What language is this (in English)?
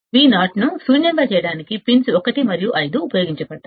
Telugu